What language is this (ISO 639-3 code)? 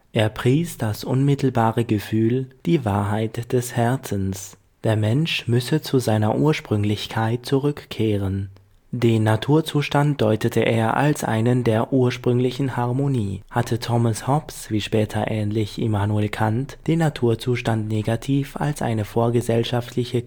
deu